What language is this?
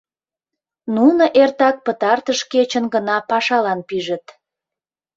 Mari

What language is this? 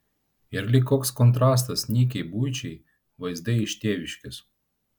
Lithuanian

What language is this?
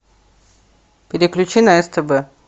Russian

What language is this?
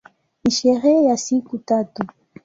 Swahili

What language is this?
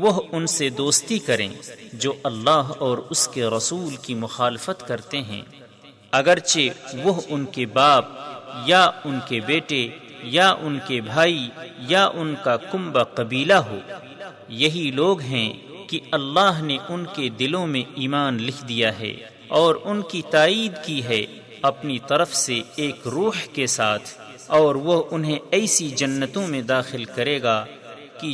Urdu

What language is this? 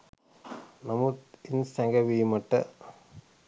Sinhala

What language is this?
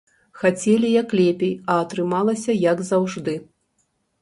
Belarusian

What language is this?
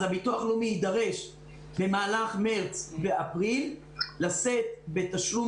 Hebrew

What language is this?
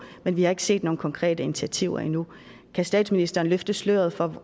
Danish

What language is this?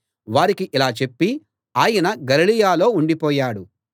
Telugu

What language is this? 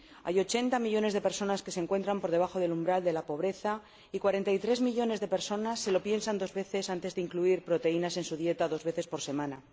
Spanish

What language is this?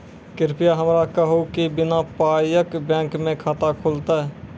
Maithili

